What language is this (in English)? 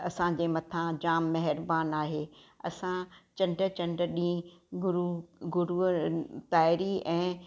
Sindhi